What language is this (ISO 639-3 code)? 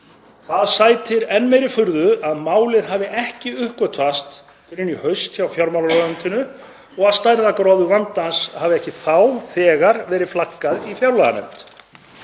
isl